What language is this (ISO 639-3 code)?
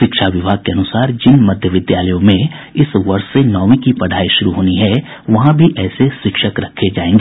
hin